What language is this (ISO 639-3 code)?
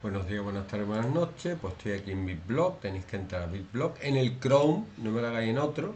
spa